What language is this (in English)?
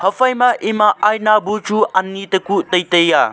Wancho Naga